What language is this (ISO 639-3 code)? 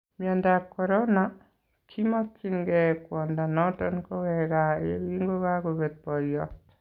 kln